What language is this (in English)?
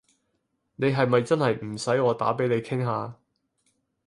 Cantonese